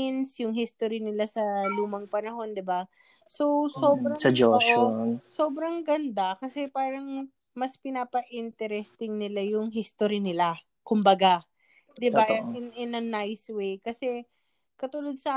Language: Filipino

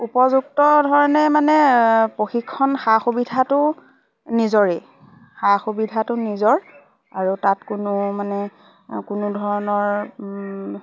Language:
Assamese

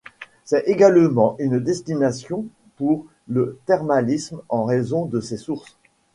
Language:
French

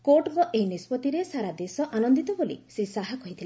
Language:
Odia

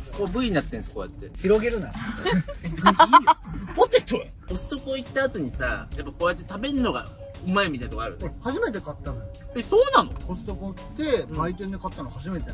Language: Japanese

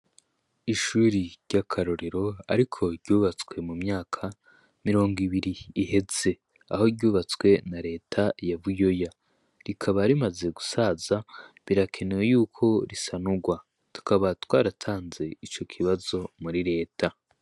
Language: Rundi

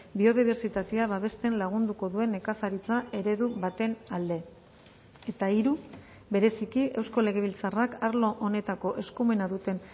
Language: Basque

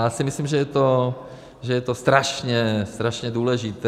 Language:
Czech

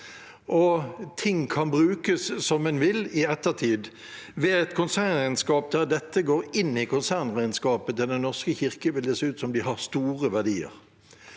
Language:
Norwegian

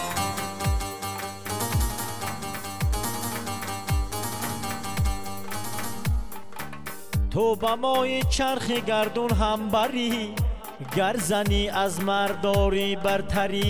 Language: Persian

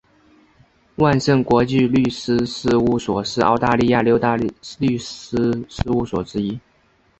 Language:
Chinese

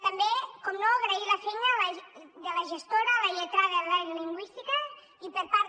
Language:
Catalan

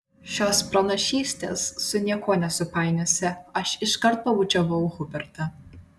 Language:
Lithuanian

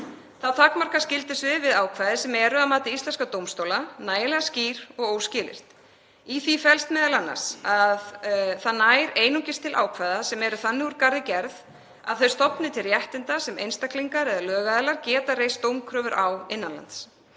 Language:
Icelandic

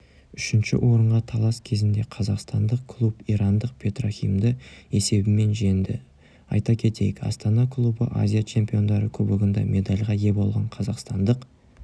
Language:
Kazakh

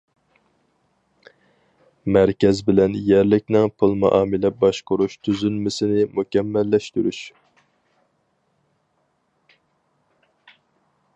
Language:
Uyghur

